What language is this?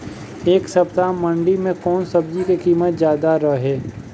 Bhojpuri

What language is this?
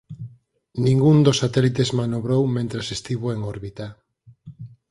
Galician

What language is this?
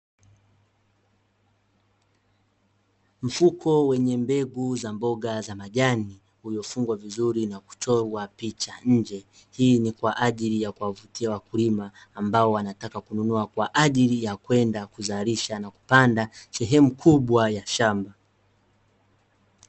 Swahili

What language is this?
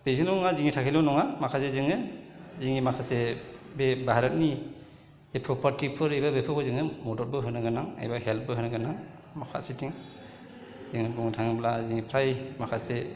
Bodo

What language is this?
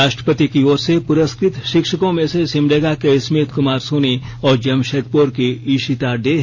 Hindi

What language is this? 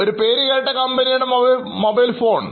Malayalam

